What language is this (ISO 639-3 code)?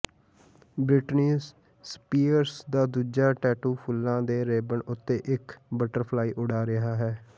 pan